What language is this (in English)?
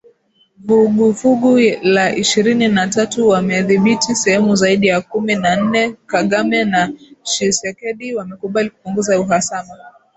Swahili